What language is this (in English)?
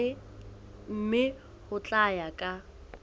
Southern Sotho